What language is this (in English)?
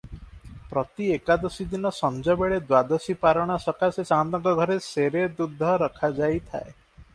Odia